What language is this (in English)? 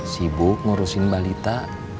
Indonesian